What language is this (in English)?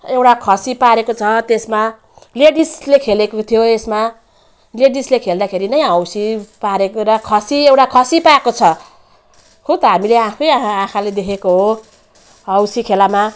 Nepali